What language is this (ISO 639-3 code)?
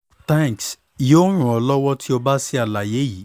yor